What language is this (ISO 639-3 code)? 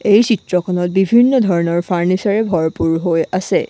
asm